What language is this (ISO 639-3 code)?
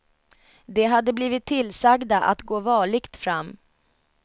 swe